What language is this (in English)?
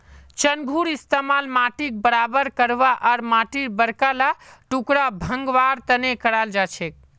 Magahi